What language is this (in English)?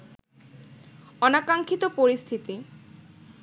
Bangla